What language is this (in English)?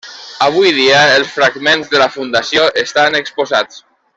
Catalan